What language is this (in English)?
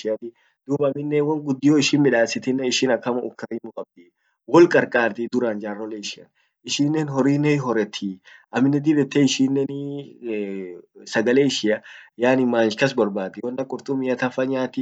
Orma